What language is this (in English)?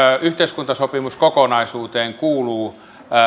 Finnish